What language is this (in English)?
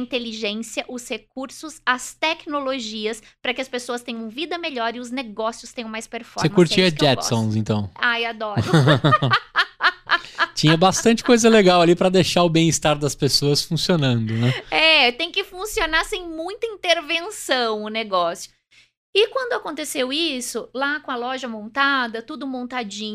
Portuguese